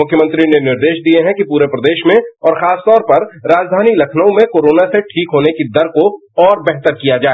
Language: Hindi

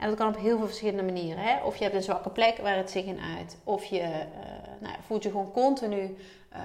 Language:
Dutch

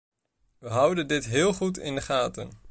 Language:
Dutch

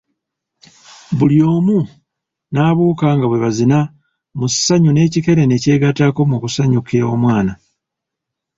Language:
Ganda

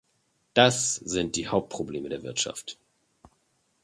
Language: German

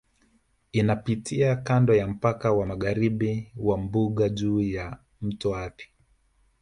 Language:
Swahili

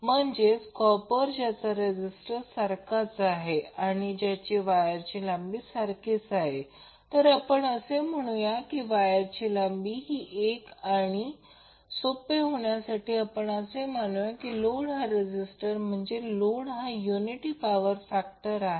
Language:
Marathi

